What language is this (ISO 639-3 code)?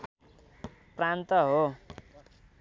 nep